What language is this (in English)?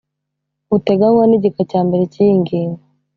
Kinyarwanda